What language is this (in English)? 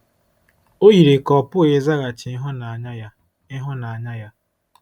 Igbo